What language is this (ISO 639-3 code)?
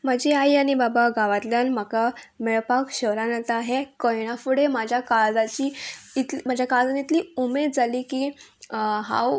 kok